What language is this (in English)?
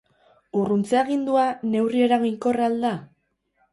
Basque